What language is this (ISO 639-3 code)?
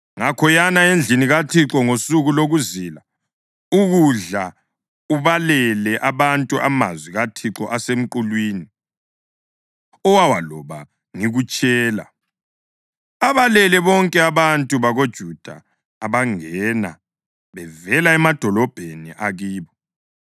nde